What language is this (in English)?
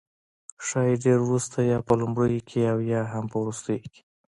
Pashto